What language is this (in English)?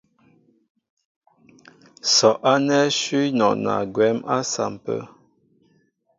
Mbo (Cameroon)